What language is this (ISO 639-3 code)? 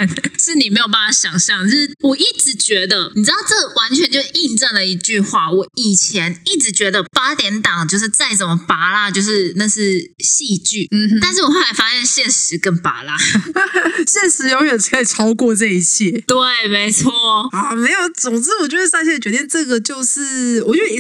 zho